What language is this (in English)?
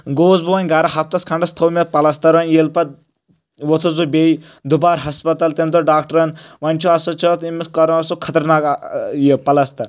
Kashmiri